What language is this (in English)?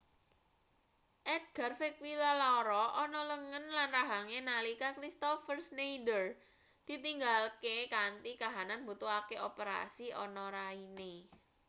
Javanese